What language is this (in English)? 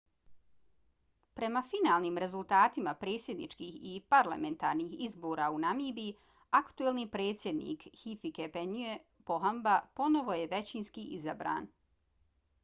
Bosnian